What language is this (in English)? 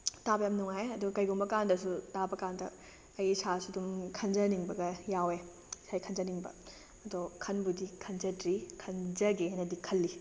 Manipuri